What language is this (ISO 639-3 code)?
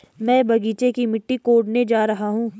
hin